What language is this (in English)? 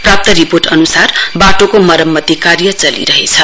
Nepali